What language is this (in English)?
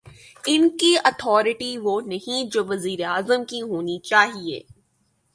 Urdu